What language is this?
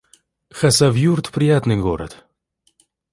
Russian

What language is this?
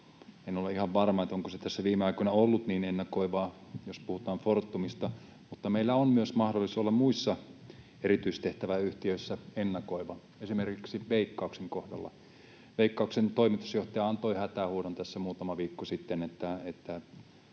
Finnish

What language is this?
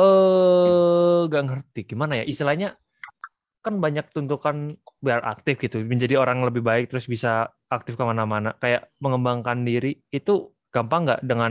Indonesian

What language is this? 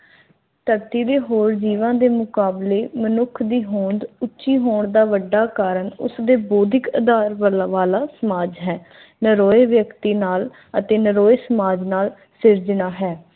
Punjabi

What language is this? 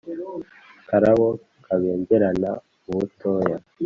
Kinyarwanda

